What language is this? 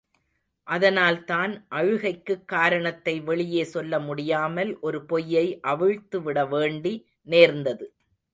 Tamil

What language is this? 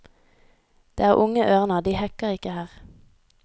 Norwegian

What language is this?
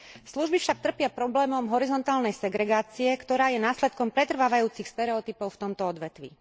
Slovak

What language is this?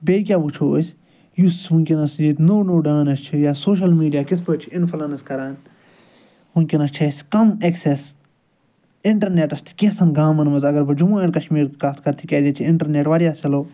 Kashmiri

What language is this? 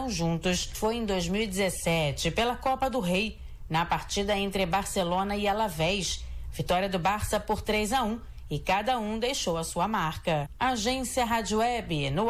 Portuguese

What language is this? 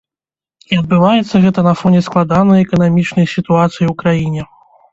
Belarusian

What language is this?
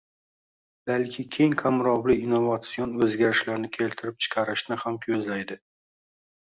Uzbek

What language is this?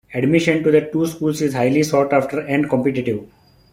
English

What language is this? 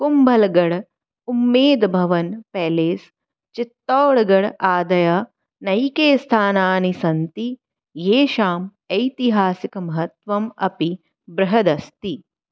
Sanskrit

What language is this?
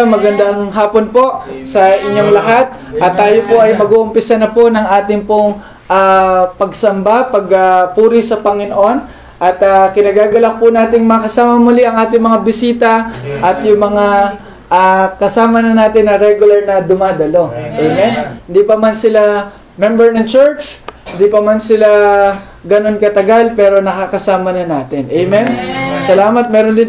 Filipino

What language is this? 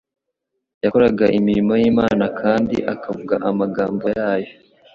Kinyarwanda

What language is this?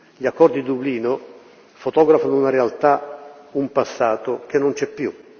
Italian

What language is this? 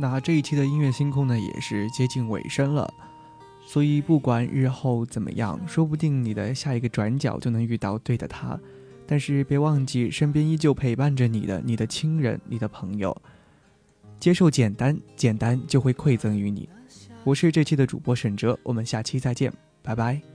Chinese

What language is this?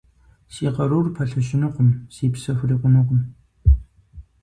Kabardian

